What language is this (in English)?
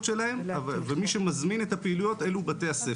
Hebrew